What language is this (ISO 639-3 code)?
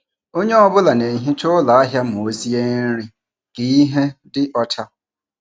ibo